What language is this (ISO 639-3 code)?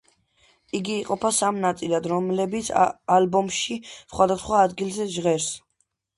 kat